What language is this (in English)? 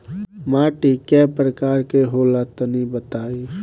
Bhojpuri